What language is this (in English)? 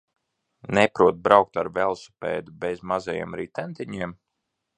Latvian